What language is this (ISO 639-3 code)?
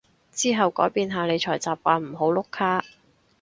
yue